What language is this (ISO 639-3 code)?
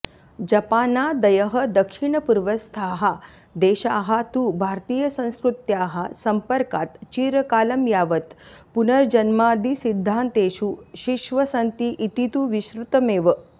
san